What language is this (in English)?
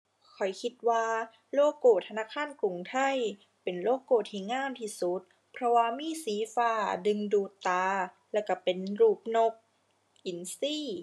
Thai